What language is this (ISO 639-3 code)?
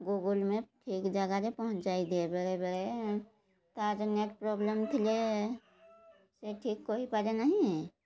ori